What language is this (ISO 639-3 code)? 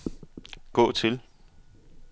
dan